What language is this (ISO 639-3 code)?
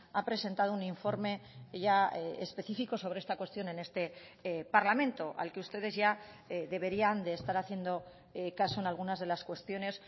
spa